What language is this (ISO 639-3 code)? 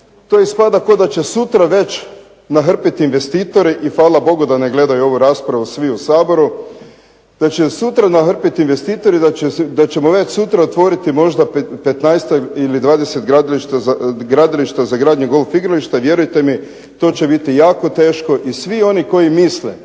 hrv